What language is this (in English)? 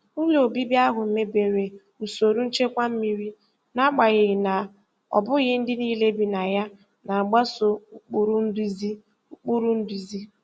Igbo